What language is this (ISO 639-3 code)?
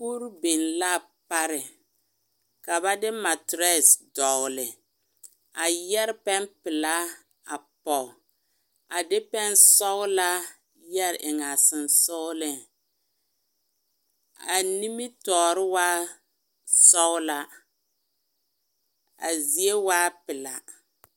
dga